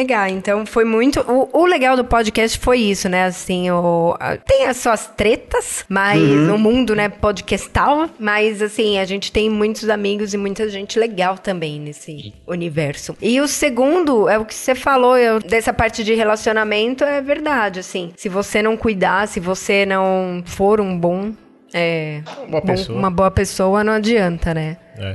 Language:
Portuguese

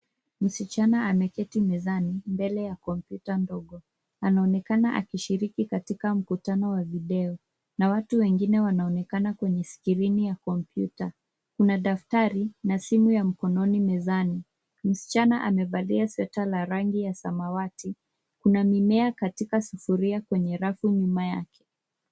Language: Swahili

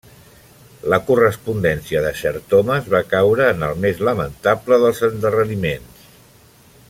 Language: Catalan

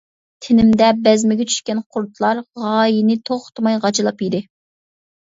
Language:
Uyghur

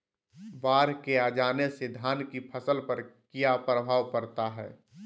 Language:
Magahi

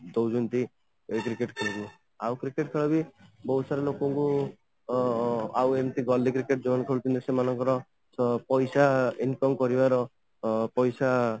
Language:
Odia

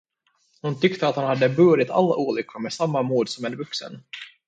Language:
Swedish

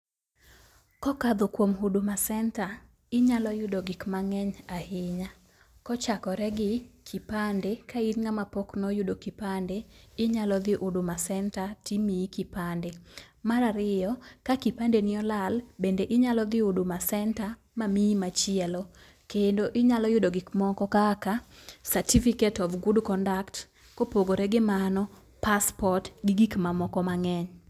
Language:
Luo (Kenya and Tanzania)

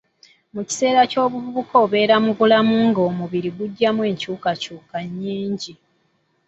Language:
Ganda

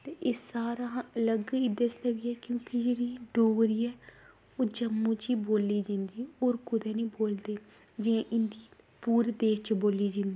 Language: Dogri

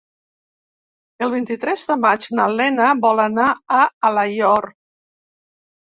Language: Catalan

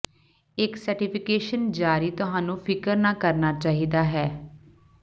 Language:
Punjabi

